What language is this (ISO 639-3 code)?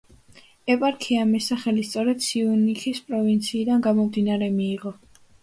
kat